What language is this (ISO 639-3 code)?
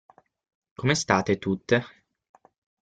ita